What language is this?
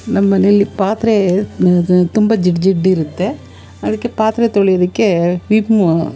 Kannada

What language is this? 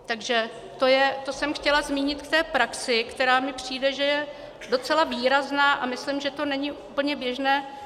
Czech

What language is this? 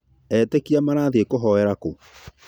Kikuyu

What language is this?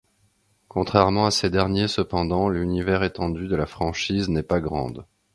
French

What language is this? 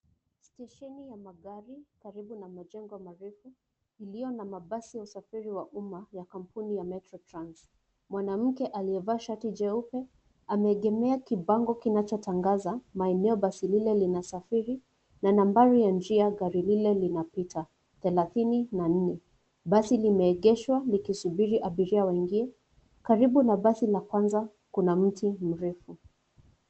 Swahili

